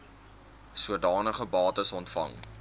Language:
Afrikaans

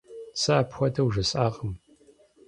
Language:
Kabardian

